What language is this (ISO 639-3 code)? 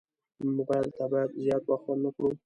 pus